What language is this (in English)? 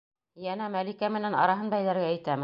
Bashkir